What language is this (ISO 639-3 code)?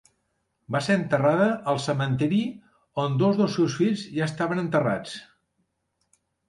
cat